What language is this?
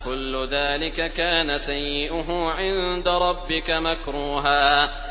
Arabic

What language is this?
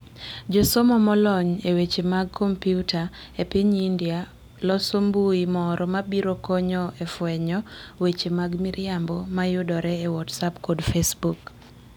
Luo (Kenya and Tanzania)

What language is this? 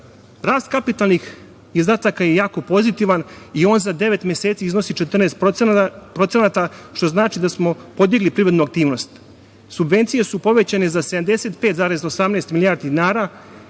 Serbian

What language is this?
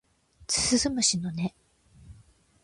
Japanese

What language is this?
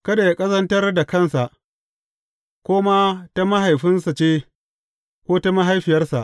Hausa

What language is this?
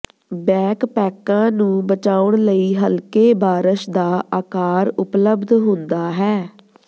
Punjabi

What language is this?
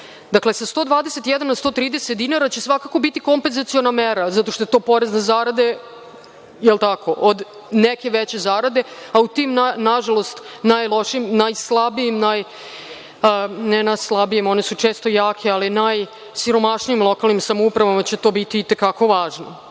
Serbian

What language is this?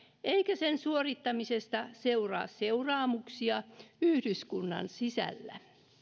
Finnish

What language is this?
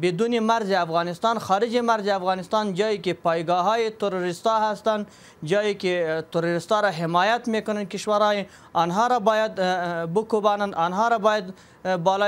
Arabic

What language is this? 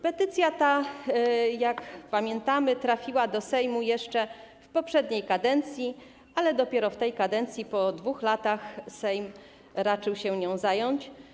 Polish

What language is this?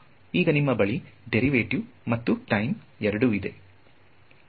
Kannada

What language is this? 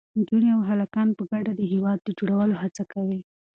Pashto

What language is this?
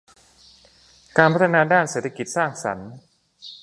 Thai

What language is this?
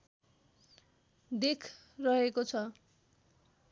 Nepali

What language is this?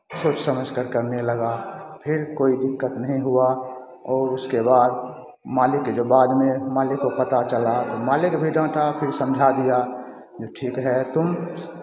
Hindi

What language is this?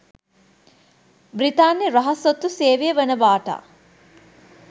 Sinhala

